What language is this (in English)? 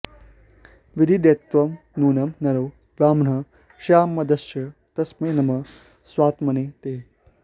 Sanskrit